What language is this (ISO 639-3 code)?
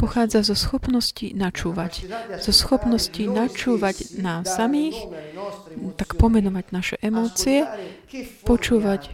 slk